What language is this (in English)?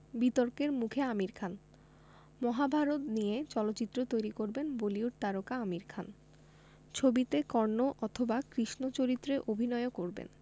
Bangla